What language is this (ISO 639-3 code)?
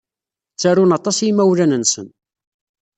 kab